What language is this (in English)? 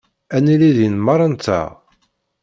Kabyle